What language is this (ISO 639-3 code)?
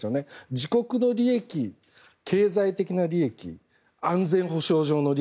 jpn